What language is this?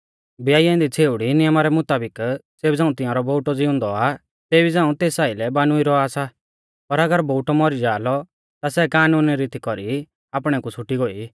Mahasu Pahari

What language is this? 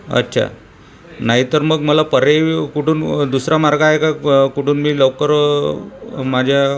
Marathi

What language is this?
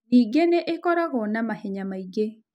Kikuyu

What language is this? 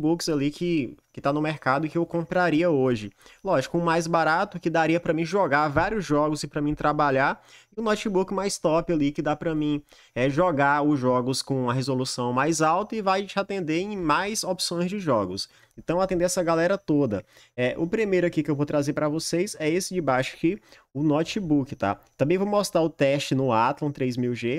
Portuguese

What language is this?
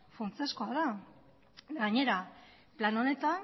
Basque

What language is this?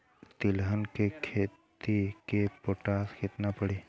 Bhojpuri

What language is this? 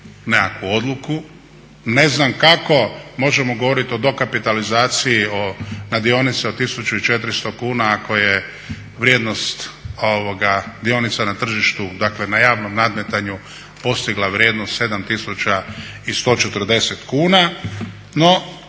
Croatian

